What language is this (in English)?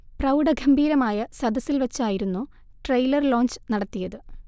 Malayalam